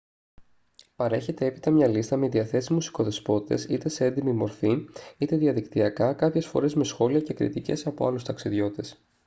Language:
Greek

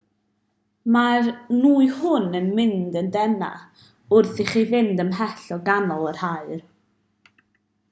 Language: Welsh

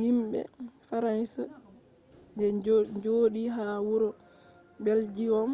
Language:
Fula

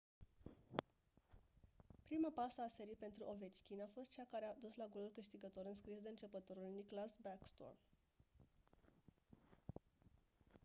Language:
Romanian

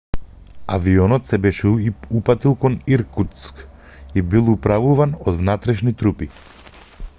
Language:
Macedonian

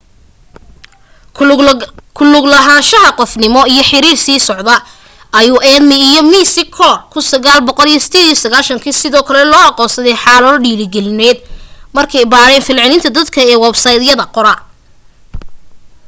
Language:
Somali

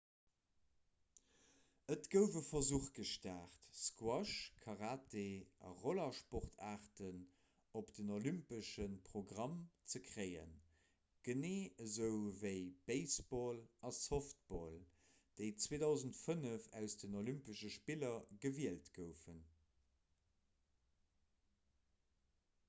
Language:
Luxembourgish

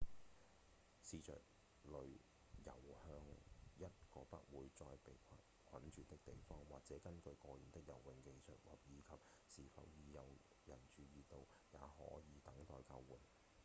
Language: Cantonese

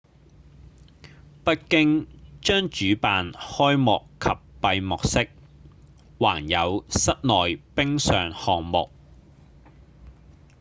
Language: Cantonese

